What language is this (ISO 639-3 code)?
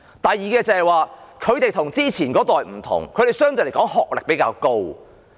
yue